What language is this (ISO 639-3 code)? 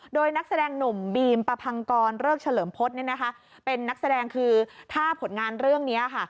tha